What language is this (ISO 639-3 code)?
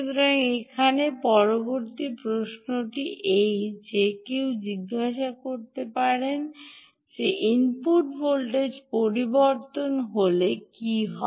ben